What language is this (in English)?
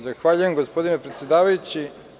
Serbian